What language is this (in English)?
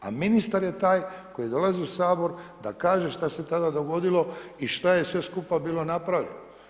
Croatian